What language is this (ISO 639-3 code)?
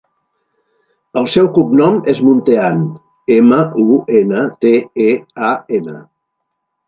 cat